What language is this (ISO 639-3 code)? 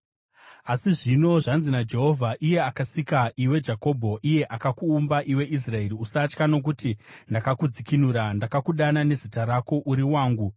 sna